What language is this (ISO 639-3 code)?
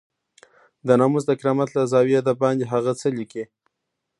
pus